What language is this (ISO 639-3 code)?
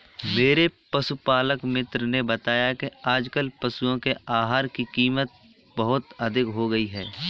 hin